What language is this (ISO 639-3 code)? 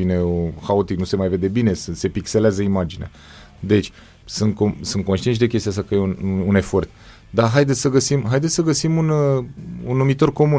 ron